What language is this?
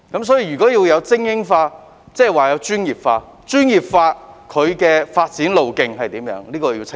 Cantonese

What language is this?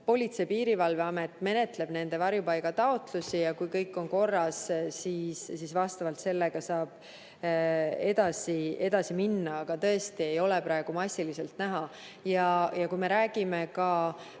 Estonian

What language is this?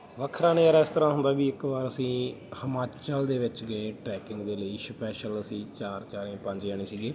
Punjabi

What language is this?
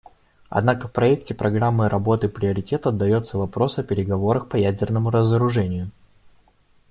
Russian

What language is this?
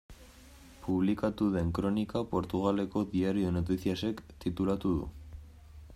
Basque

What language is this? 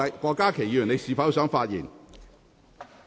Cantonese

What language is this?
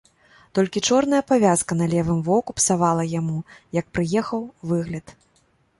Belarusian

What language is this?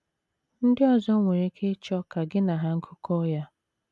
Igbo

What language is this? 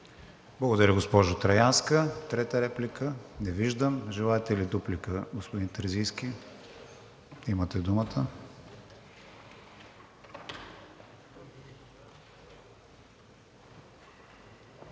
Bulgarian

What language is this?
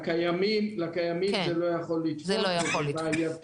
Hebrew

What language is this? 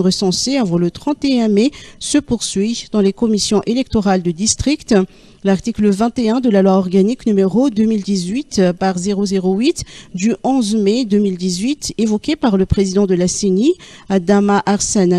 French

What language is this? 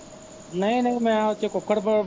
Punjabi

